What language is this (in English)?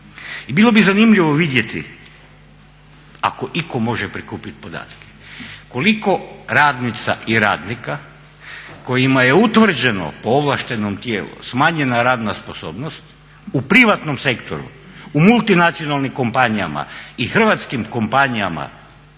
Croatian